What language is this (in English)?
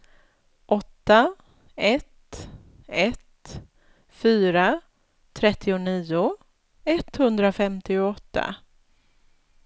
Swedish